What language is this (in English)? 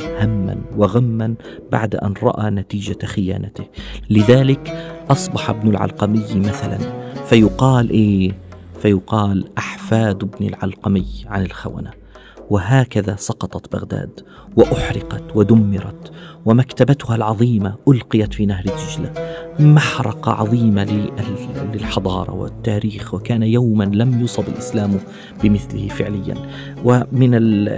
Arabic